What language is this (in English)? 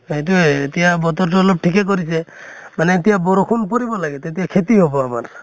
Assamese